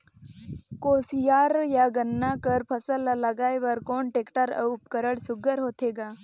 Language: Chhattisgarhi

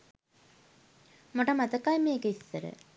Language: Sinhala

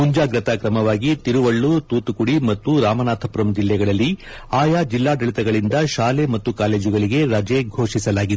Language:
Kannada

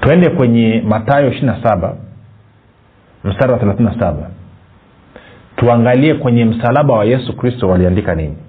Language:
Swahili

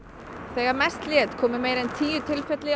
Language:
Icelandic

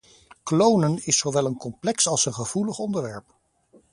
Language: Dutch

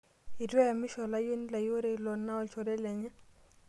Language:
Masai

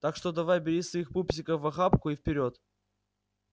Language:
Russian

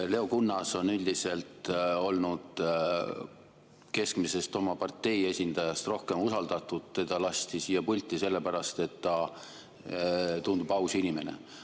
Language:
Estonian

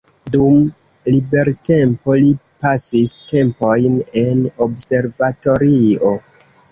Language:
Esperanto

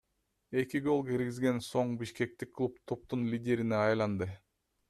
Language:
Kyrgyz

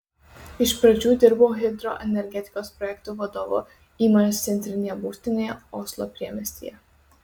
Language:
Lithuanian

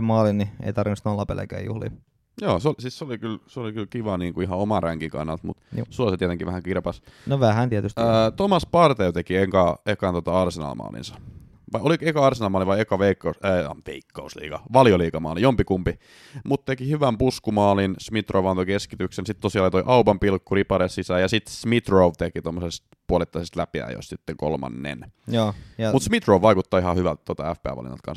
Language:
Finnish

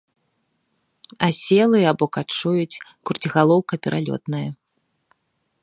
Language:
Belarusian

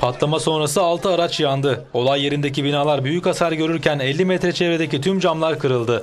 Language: Turkish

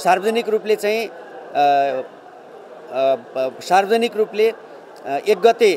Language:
Hindi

